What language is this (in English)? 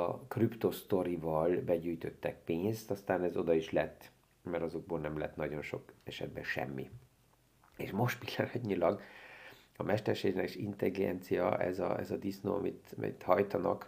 Hungarian